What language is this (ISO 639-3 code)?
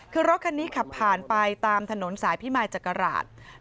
tha